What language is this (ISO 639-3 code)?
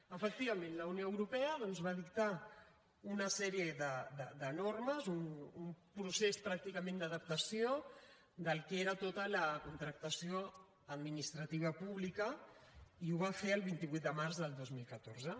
cat